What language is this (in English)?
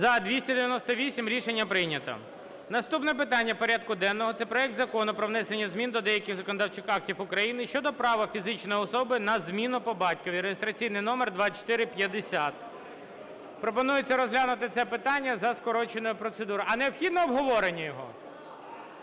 Ukrainian